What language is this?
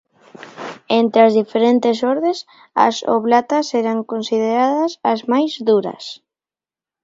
Galician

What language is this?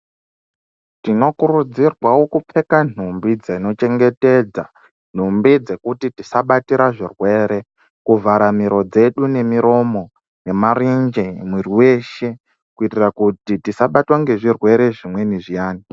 Ndau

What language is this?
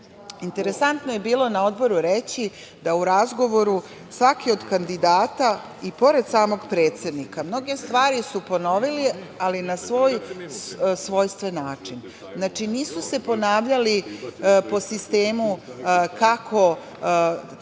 Serbian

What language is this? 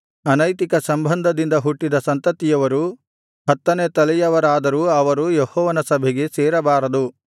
Kannada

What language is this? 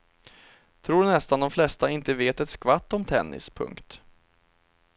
Swedish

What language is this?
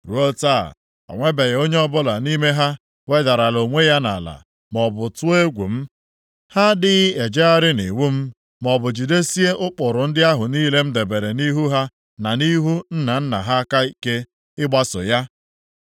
Igbo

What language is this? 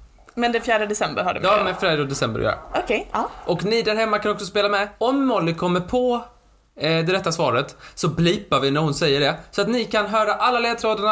Swedish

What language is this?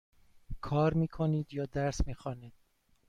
Persian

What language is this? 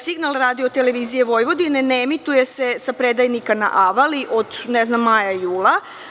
Serbian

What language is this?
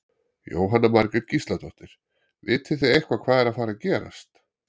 Icelandic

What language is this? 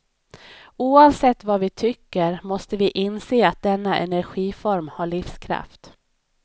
Swedish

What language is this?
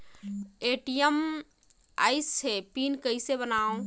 Chhattisgarhi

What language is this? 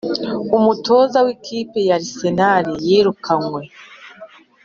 Kinyarwanda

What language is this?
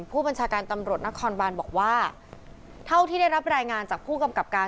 Thai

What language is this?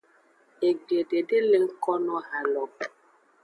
Aja (Benin)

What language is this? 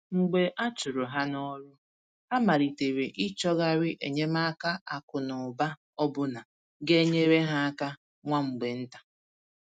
Igbo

